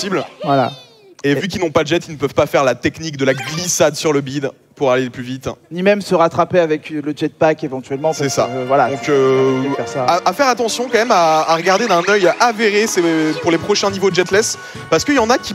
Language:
French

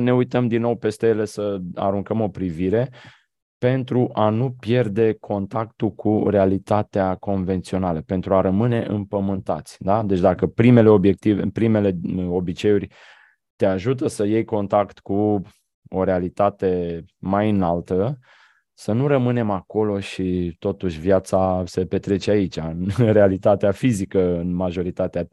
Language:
Romanian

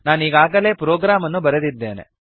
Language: Kannada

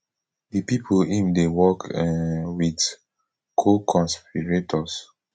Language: Nigerian Pidgin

